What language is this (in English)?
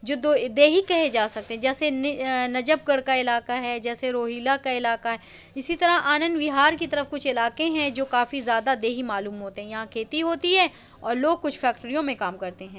Urdu